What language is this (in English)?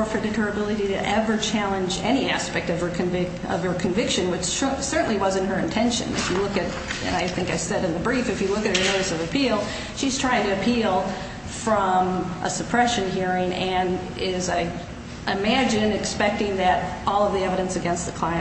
English